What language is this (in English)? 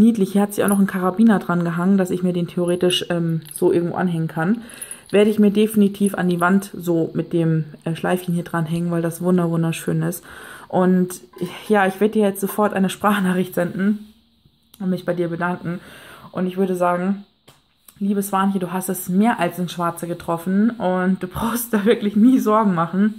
German